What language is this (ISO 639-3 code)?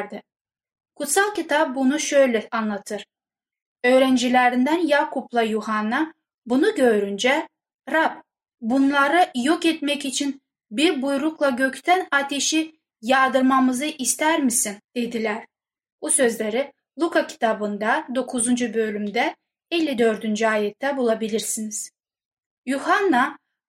tur